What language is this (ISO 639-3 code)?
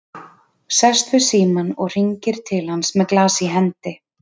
isl